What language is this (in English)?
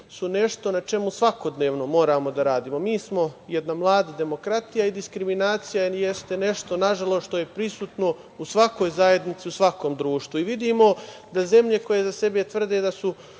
Serbian